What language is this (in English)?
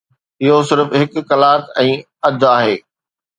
Sindhi